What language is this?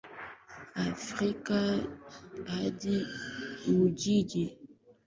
Swahili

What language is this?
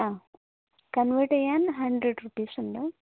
Malayalam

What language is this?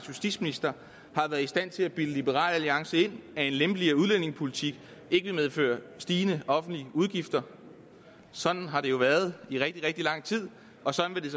Danish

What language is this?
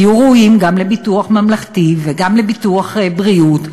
Hebrew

